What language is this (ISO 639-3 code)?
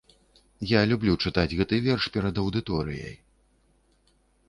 bel